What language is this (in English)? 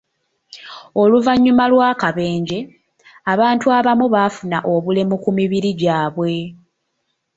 Ganda